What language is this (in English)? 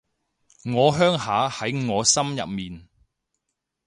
Cantonese